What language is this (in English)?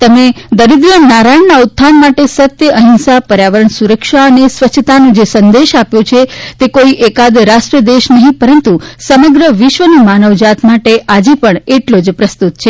Gujarati